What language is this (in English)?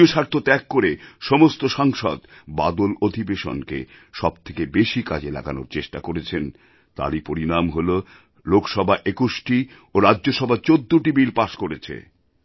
Bangla